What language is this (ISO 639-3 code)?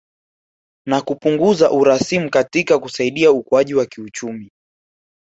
swa